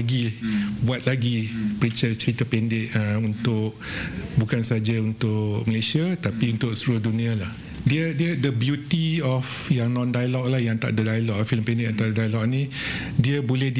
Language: Malay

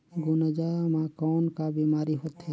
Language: Chhattisgarhi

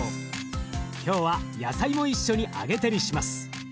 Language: Japanese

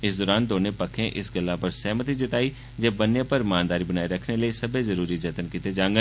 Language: Dogri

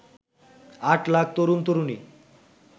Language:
Bangla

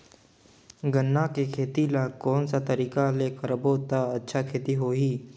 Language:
Chhattisgarhi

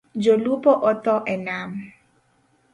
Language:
Luo (Kenya and Tanzania)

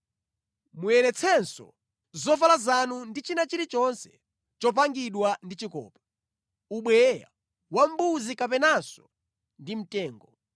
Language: Nyanja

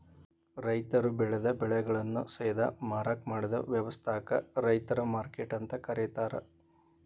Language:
Kannada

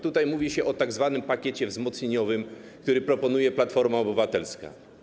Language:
Polish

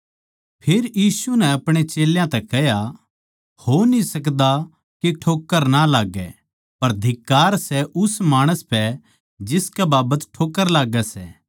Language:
Haryanvi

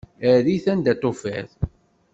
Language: Kabyle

